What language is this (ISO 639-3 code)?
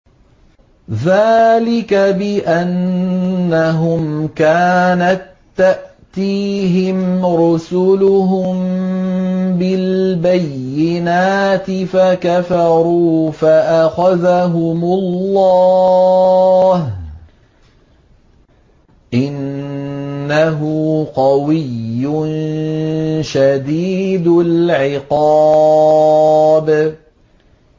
ara